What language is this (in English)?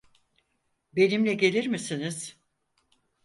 Turkish